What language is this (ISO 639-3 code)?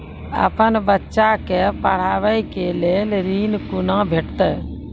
mai